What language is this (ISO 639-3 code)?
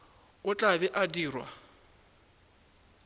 nso